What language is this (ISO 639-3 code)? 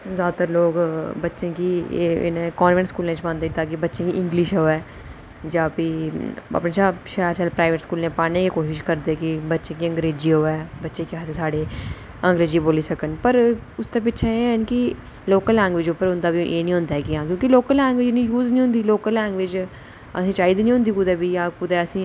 doi